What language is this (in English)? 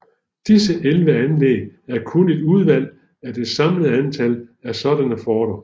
Danish